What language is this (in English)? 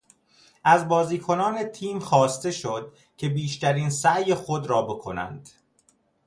Persian